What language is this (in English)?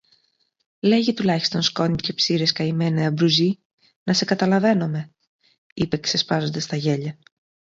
Greek